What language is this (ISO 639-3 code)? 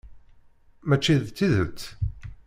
kab